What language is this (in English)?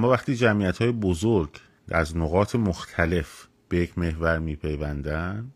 Persian